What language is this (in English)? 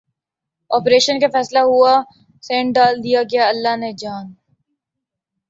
Urdu